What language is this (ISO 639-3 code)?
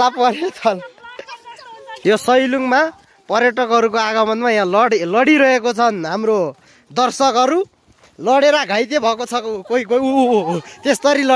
ind